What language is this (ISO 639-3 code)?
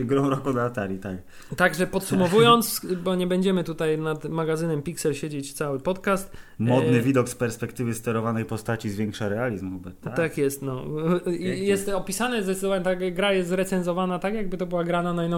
pol